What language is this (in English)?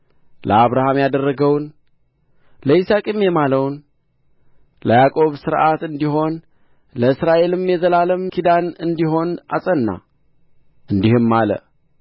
Amharic